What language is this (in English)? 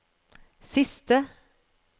Norwegian